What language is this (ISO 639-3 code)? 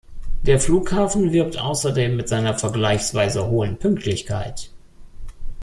deu